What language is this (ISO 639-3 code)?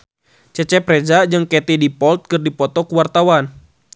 sun